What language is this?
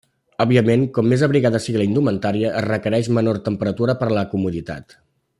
Catalan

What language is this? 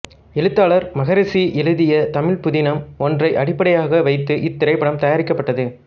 Tamil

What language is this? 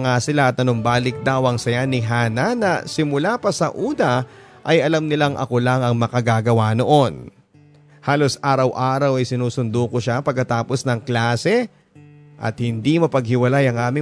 Filipino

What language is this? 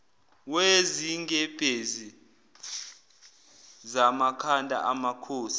Zulu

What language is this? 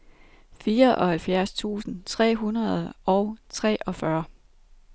Danish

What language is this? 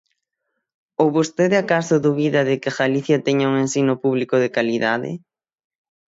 Galician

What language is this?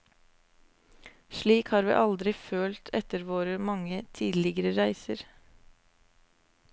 Norwegian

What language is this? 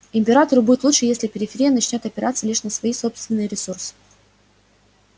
Russian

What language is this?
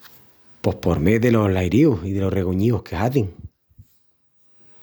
Extremaduran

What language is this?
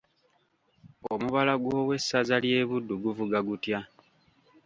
Ganda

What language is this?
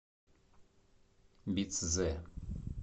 Russian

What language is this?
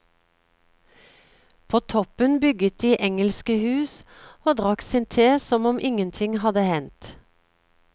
Norwegian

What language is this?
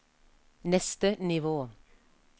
Norwegian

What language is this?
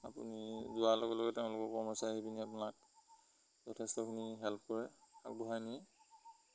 Assamese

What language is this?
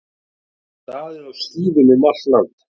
Icelandic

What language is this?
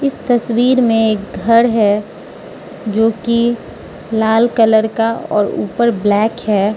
Hindi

